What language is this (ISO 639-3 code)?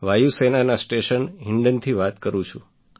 guj